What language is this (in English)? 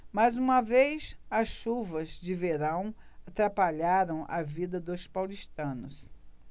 Portuguese